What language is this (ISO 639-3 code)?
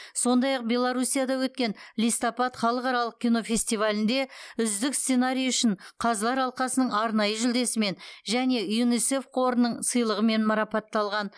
kaz